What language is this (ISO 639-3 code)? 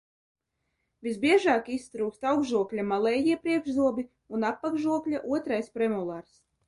lav